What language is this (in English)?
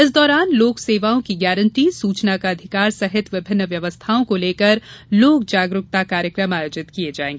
Hindi